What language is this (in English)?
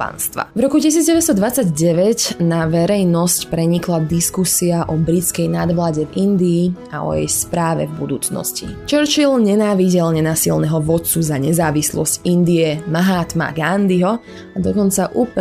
Slovak